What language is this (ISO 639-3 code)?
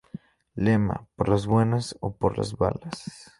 spa